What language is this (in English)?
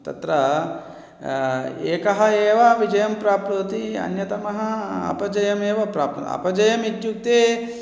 Sanskrit